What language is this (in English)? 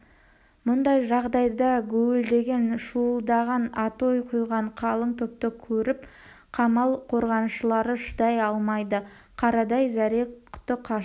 Kazakh